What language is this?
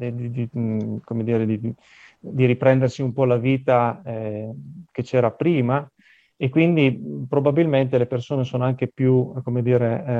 Italian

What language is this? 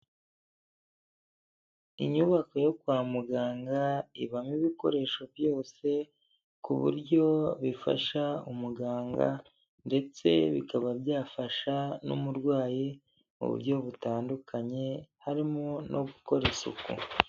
Kinyarwanda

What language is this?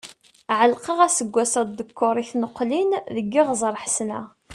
Kabyle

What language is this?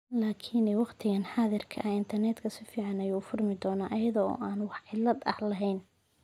Somali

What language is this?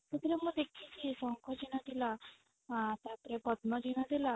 Odia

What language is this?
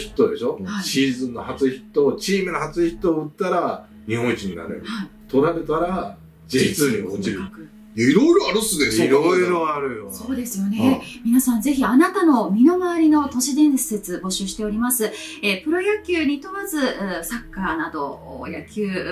Japanese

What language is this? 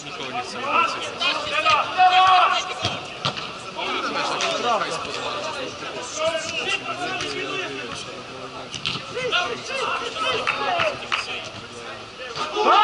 Polish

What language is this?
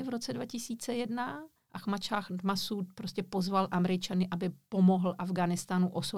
Czech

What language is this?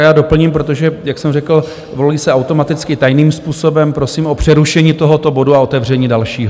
Czech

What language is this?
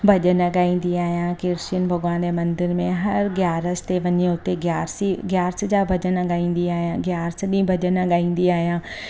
Sindhi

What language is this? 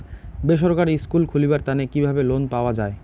Bangla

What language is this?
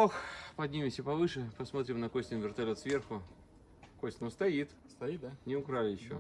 Russian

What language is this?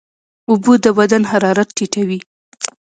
Pashto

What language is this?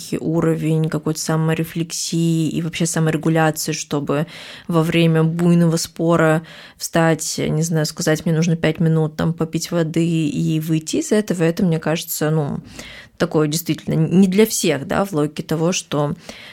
Russian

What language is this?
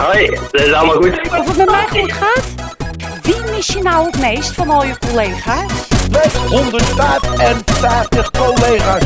Dutch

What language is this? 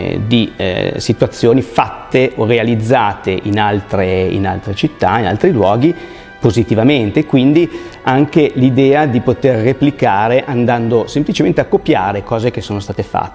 Italian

